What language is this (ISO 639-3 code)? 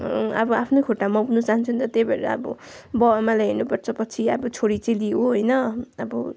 nep